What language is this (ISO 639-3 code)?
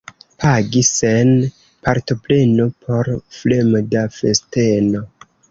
epo